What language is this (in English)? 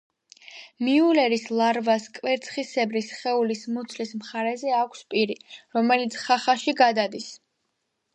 Georgian